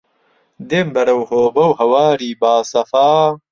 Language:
Central Kurdish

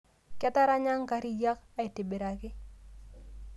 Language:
Masai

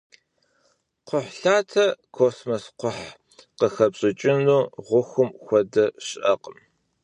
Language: Kabardian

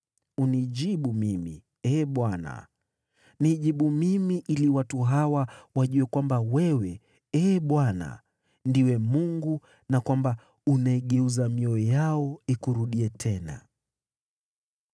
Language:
Swahili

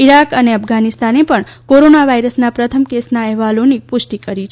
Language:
Gujarati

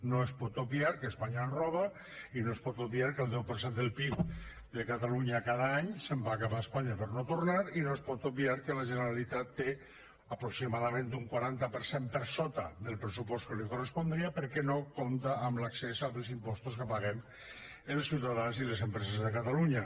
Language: Catalan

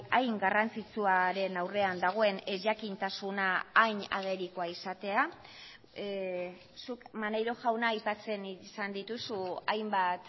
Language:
Basque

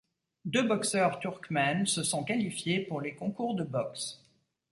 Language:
French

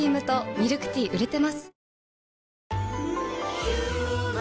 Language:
Japanese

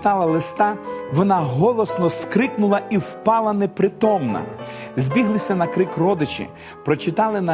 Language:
Ukrainian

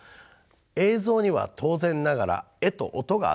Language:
Japanese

